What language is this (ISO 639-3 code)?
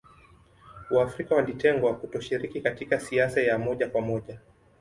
swa